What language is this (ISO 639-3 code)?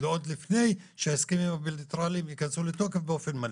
heb